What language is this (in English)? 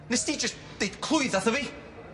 Welsh